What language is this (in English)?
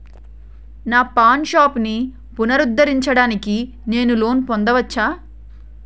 Telugu